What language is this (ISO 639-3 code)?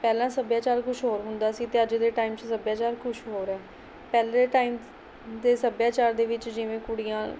pan